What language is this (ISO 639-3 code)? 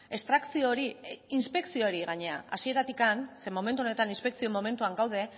eus